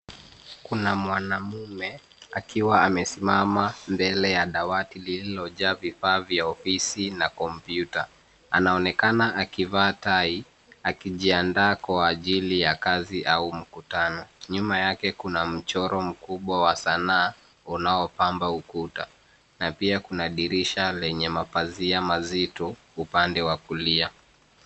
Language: Swahili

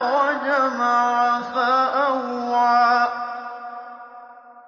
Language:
Arabic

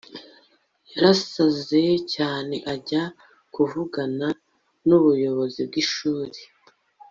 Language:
Kinyarwanda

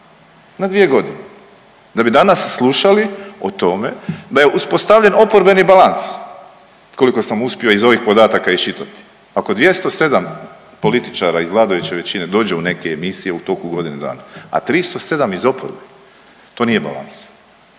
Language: Croatian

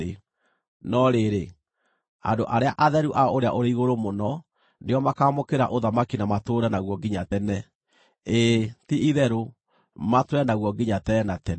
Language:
Kikuyu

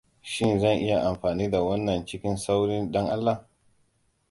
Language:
Hausa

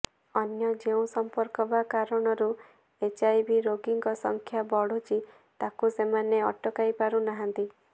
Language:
Odia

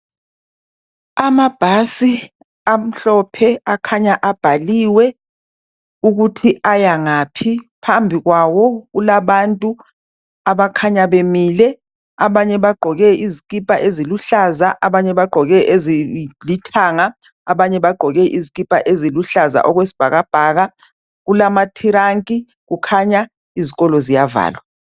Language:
North Ndebele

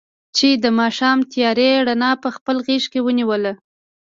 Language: Pashto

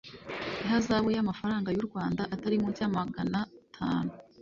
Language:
Kinyarwanda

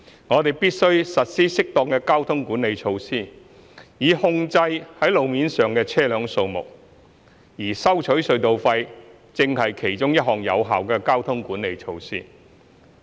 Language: Cantonese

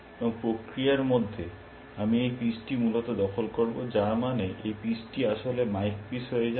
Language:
Bangla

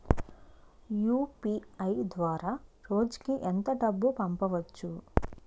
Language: Telugu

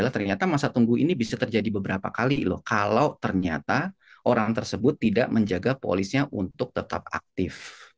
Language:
Indonesian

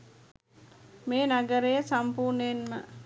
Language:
Sinhala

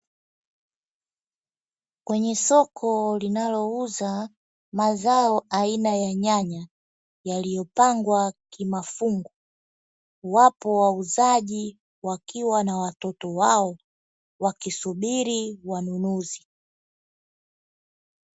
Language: Swahili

